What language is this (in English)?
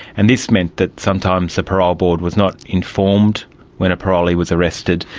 English